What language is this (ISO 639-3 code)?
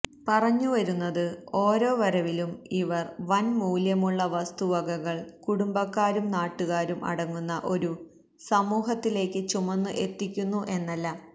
mal